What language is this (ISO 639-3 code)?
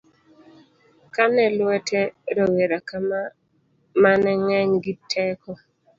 luo